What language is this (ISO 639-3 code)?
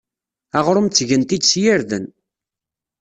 kab